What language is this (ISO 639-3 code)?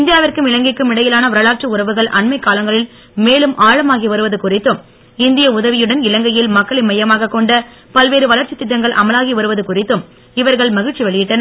tam